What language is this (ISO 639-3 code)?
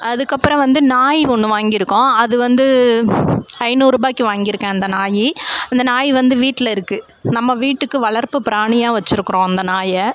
tam